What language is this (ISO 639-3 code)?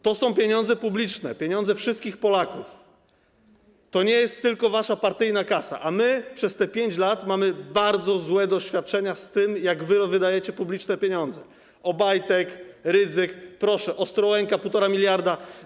pol